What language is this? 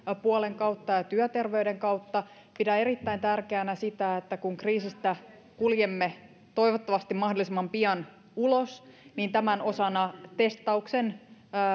Finnish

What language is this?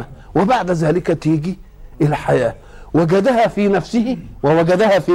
Arabic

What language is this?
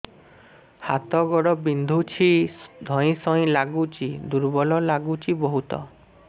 Odia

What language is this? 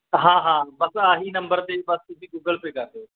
Punjabi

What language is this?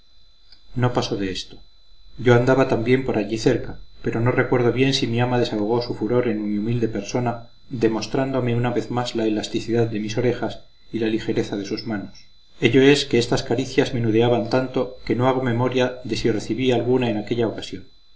Spanish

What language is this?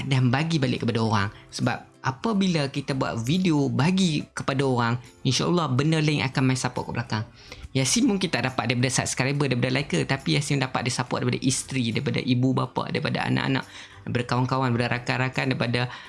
Malay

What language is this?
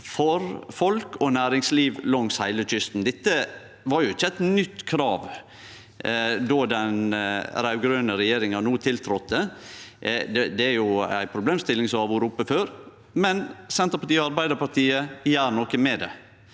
Norwegian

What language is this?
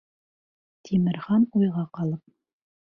Bashkir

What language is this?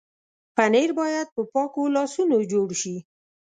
Pashto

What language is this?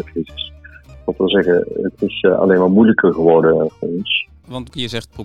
Dutch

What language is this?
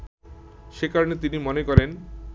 Bangla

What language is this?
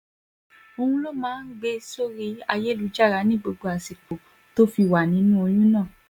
Yoruba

